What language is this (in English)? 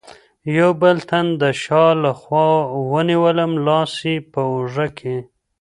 Pashto